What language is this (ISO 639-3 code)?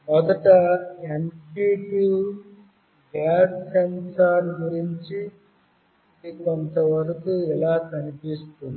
tel